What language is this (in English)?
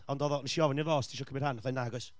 Welsh